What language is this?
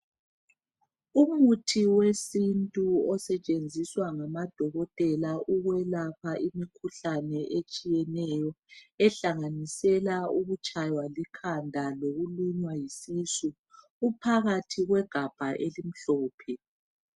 North Ndebele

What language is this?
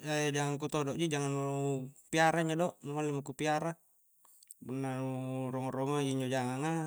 Coastal Konjo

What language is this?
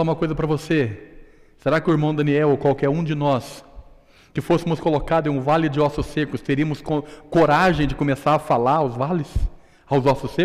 Portuguese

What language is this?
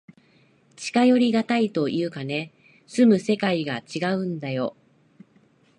Japanese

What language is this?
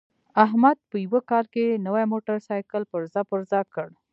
Pashto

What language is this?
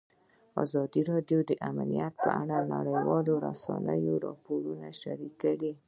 Pashto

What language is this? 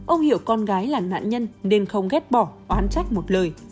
Vietnamese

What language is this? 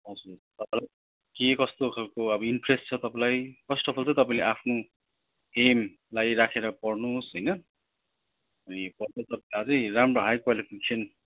Nepali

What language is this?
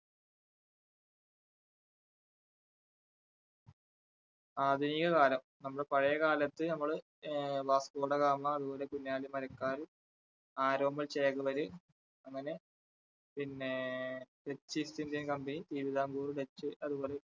Malayalam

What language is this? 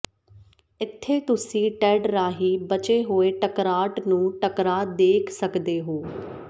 Punjabi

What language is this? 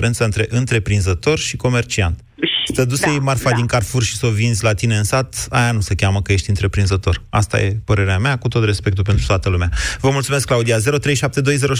Romanian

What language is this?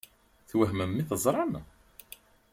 Kabyle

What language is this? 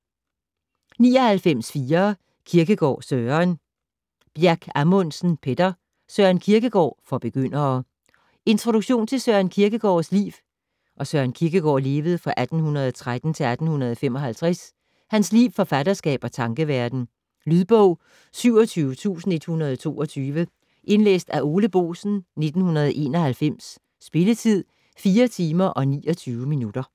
Danish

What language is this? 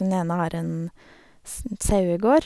Norwegian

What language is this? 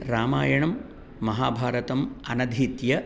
Sanskrit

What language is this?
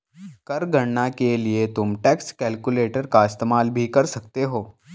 Hindi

